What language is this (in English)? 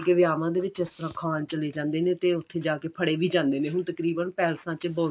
Punjabi